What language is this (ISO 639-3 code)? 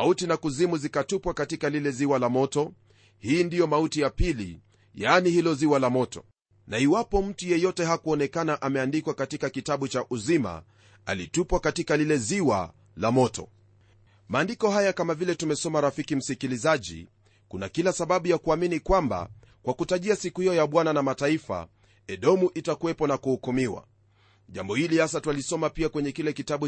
swa